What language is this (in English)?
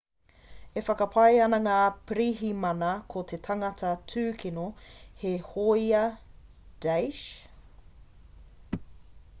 Māori